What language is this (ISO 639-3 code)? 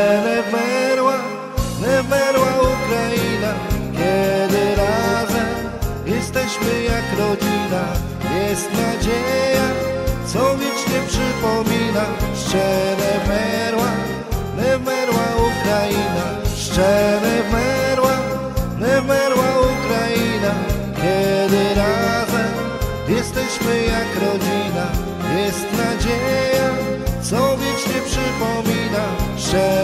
pol